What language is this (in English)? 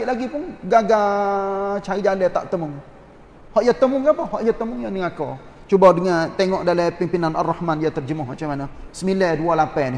Malay